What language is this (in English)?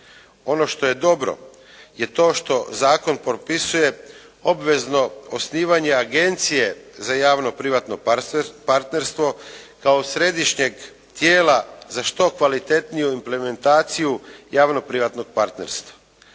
Croatian